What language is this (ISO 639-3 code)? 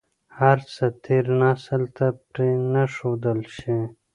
pus